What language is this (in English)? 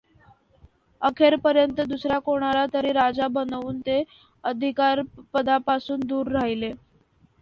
Marathi